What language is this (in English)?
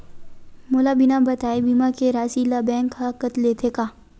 Chhattisgarhi